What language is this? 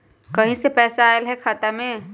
Magahi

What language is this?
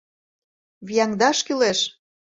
Mari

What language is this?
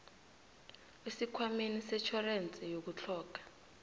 South Ndebele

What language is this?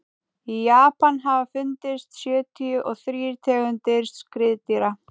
Icelandic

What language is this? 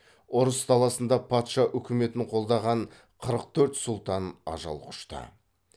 Kazakh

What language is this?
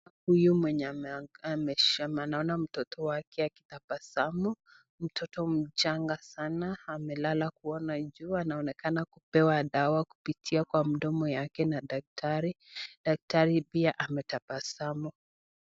Swahili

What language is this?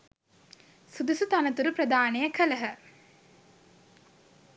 Sinhala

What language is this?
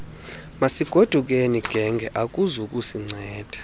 Xhosa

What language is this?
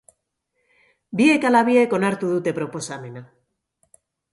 Basque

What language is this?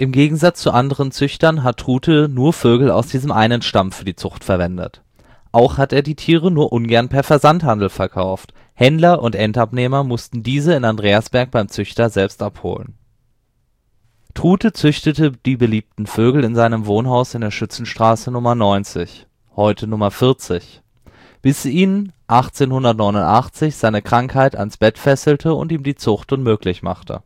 German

